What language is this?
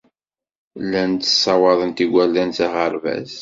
Kabyle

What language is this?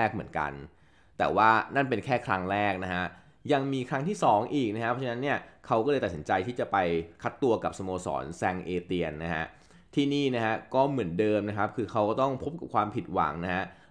Thai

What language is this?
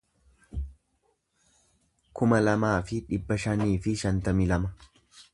Oromo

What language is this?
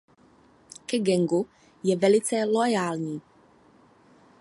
Czech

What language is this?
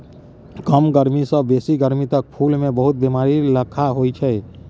Maithili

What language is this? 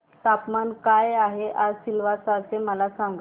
Marathi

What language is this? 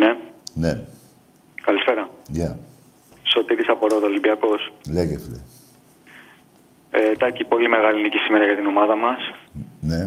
Greek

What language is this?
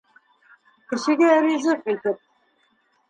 Bashkir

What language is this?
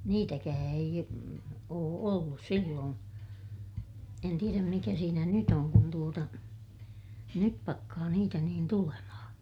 Finnish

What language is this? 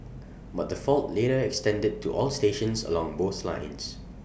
English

